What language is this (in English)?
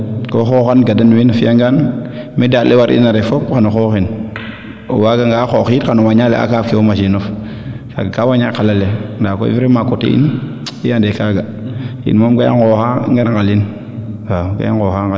Serer